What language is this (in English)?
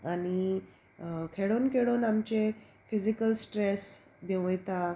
Konkani